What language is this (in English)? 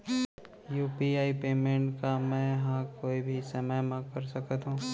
Chhattisgarhi